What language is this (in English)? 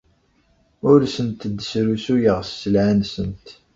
Kabyle